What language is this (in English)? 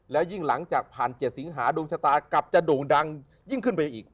Thai